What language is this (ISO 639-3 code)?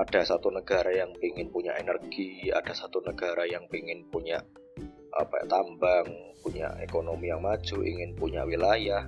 ind